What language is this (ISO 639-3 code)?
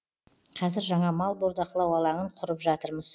kaz